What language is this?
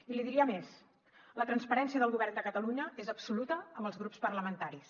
Catalan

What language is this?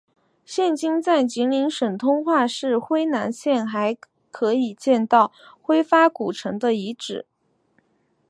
Chinese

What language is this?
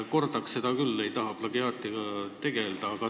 Estonian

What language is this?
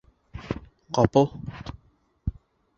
Bashkir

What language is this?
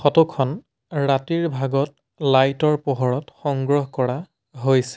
Assamese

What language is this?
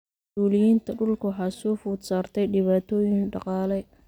Somali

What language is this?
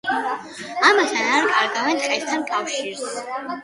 Georgian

